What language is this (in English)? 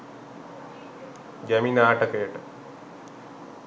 Sinhala